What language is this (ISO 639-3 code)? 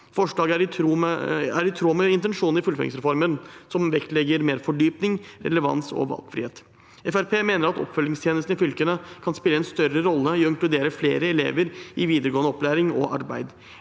nor